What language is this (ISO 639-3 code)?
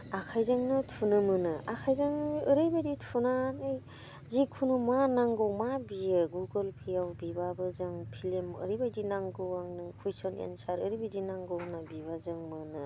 brx